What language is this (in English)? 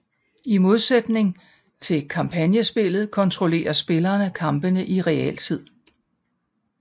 Danish